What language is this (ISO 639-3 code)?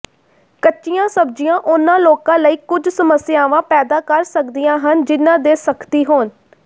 pan